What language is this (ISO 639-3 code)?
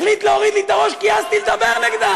heb